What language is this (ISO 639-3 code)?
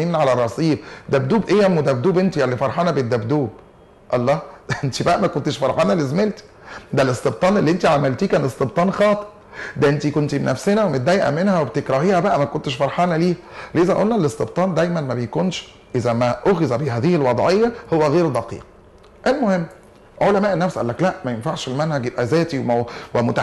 ara